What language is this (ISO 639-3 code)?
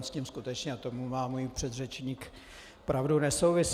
ces